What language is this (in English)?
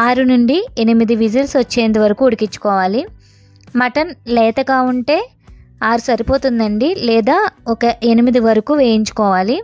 Telugu